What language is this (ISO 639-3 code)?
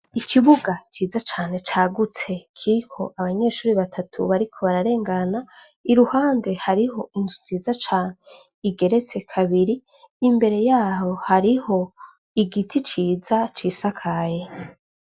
run